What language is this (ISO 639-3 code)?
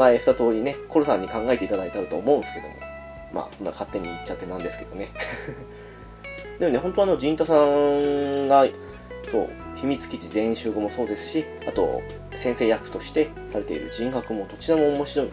jpn